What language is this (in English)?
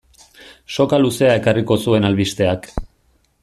Basque